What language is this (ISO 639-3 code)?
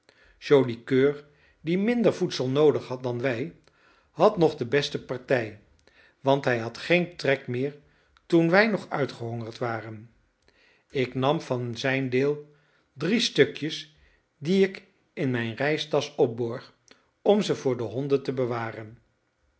nld